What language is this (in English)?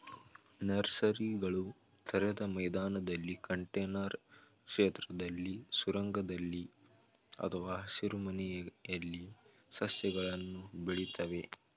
Kannada